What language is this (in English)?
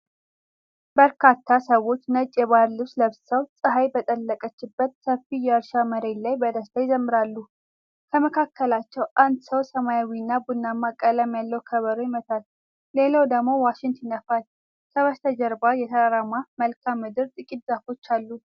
Amharic